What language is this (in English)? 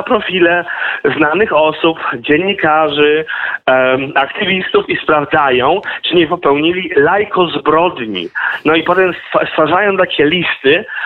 Polish